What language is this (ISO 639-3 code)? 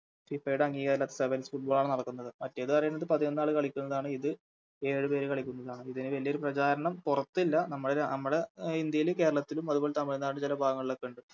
mal